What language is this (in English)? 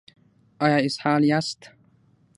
Pashto